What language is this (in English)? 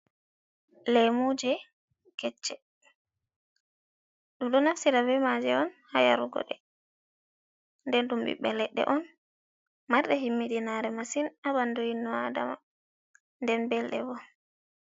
Fula